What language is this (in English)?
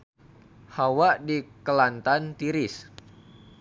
Sundanese